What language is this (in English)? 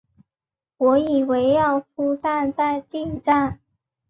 Chinese